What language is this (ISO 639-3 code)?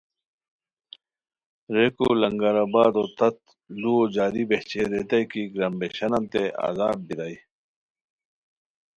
khw